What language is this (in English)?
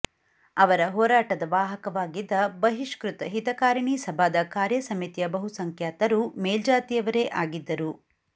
Kannada